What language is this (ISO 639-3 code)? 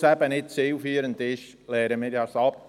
gsw